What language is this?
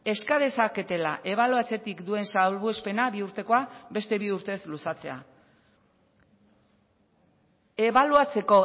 Basque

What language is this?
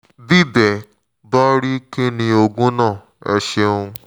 Yoruba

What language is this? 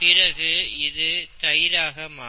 Tamil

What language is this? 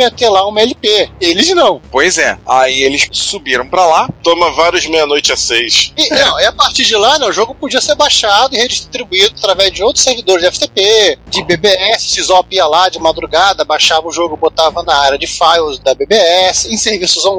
Portuguese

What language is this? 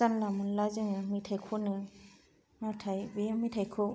Bodo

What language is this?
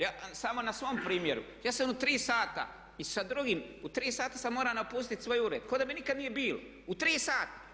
Croatian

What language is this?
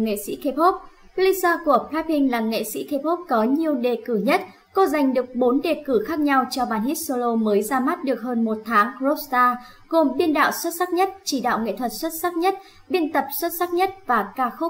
Vietnamese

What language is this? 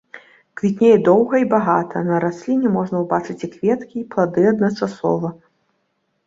Belarusian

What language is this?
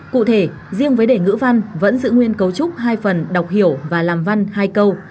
Vietnamese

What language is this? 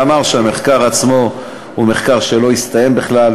Hebrew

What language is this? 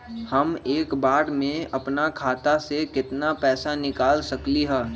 Magahi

